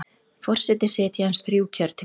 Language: Icelandic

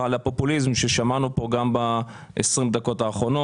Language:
Hebrew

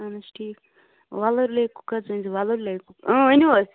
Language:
Kashmiri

